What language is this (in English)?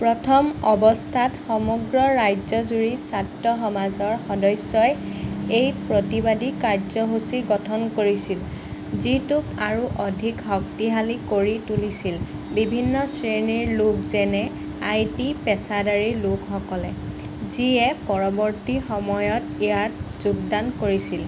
Assamese